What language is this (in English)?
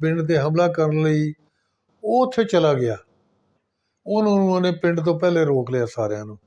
Punjabi